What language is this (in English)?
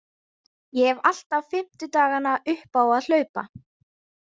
Icelandic